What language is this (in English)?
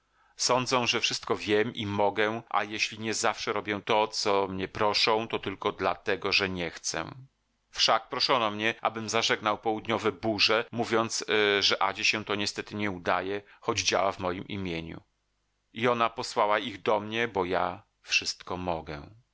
Polish